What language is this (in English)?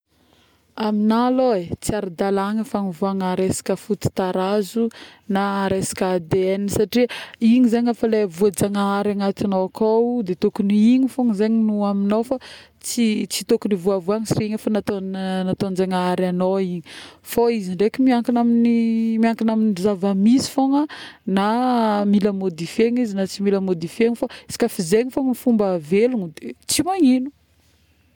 Northern Betsimisaraka Malagasy